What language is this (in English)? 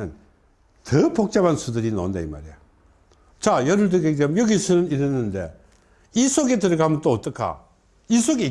Korean